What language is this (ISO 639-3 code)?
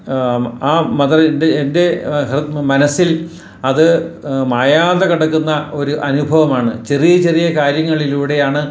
mal